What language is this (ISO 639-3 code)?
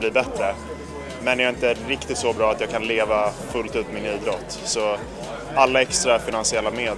swe